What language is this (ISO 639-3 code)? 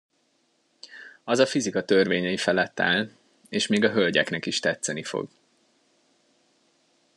hun